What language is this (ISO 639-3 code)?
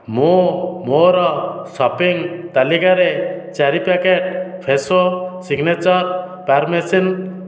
ori